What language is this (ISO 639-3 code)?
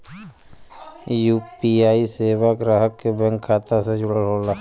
bho